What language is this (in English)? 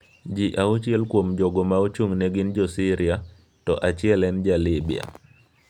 Luo (Kenya and Tanzania)